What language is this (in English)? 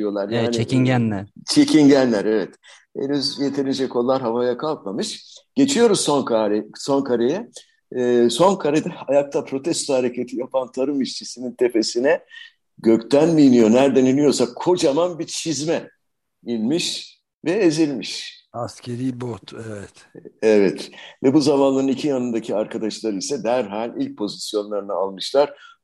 Turkish